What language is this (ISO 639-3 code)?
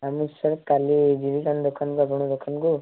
ori